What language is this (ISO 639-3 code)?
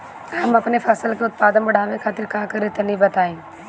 bho